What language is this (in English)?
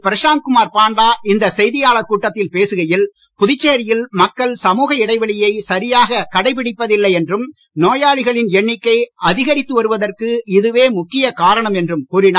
Tamil